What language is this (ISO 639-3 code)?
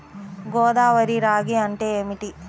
tel